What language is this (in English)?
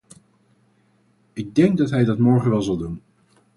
Dutch